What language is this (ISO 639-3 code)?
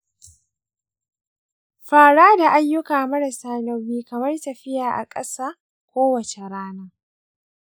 hau